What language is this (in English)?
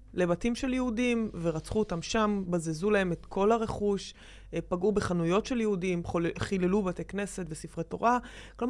Hebrew